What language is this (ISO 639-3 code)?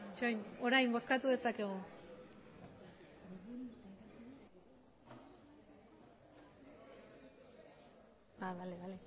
eus